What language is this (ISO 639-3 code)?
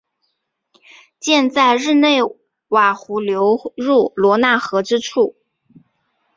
zho